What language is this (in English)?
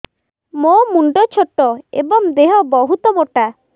Odia